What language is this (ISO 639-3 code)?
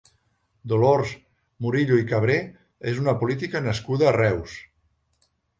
cat